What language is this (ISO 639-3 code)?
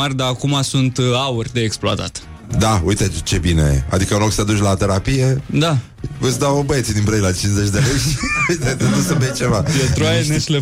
ron